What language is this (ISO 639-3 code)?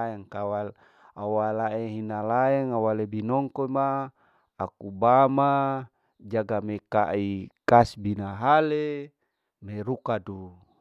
alo